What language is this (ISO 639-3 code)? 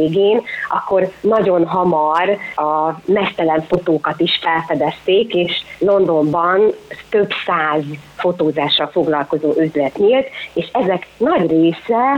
hun